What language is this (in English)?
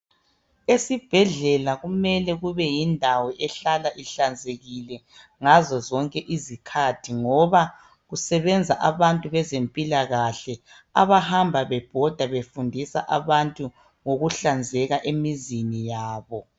North Ndebele